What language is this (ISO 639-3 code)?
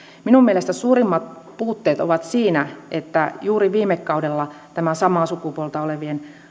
fin